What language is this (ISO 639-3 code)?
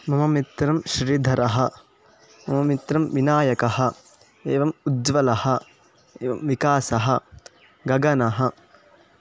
san